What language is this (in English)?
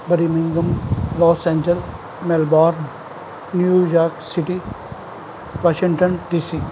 Punjabi